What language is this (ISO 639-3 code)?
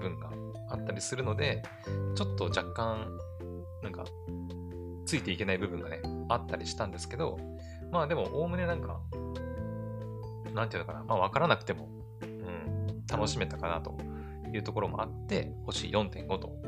jpn